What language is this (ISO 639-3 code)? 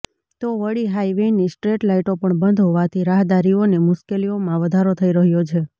guj